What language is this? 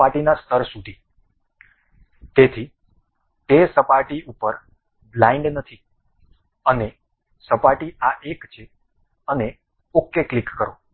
Gujarati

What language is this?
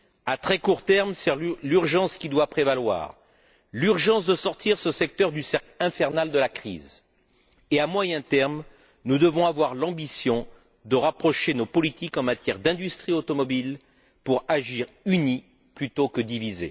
French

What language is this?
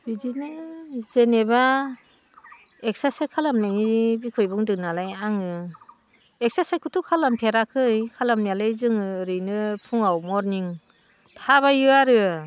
Bodo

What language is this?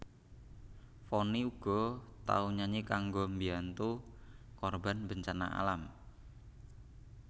Javanese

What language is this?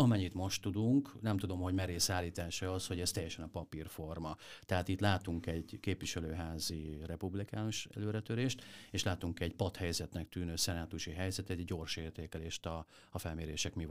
Hungarian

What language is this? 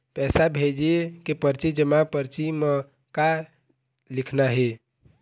Chhattisgarhi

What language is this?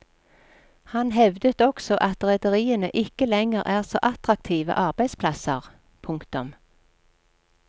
Norwegian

